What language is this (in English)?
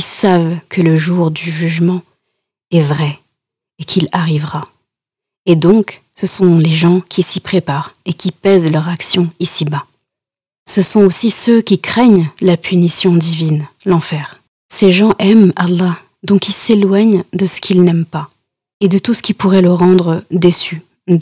French